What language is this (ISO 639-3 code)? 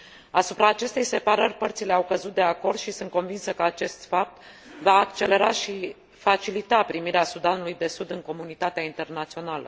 ron